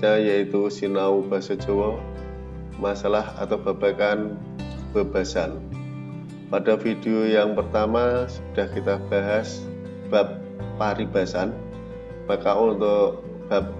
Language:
Indonesian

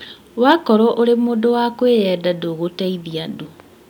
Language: Kikuyu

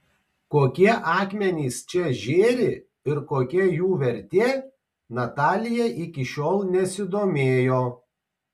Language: Lithuanian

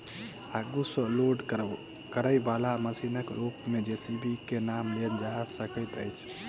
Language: Maithili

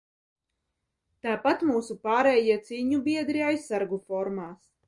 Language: Latvian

